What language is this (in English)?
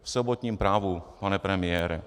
Czech